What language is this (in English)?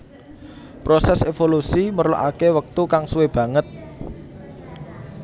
Javanese